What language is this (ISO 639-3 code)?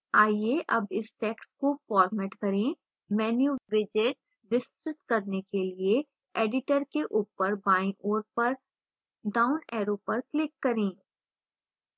hin